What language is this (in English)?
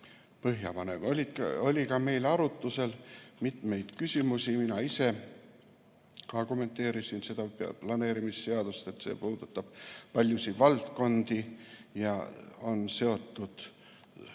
Estonian